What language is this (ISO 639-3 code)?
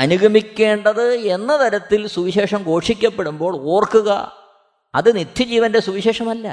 mal